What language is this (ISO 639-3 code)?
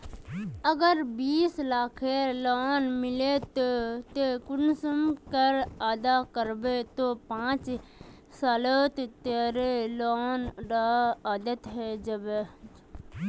mag